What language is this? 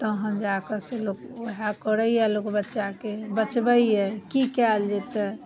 Maithili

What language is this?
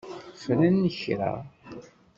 Kabyle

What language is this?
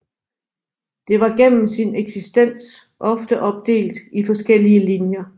Danish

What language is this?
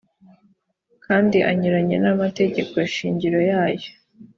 Kinyarwanda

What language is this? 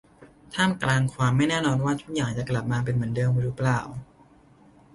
Thai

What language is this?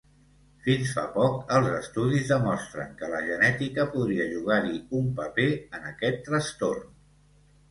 Catalan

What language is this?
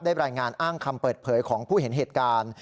Thai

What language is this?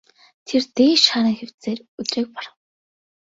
Mongolian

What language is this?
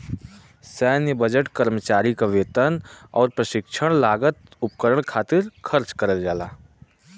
Bhojpuri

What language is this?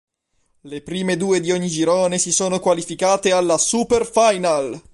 Italian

